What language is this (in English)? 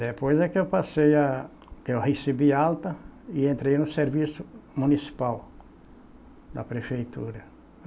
Portuguese